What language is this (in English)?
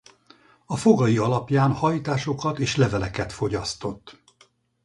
Hungarian